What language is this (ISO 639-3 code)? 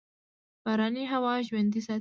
pus